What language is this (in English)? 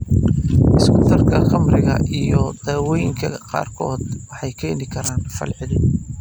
Somali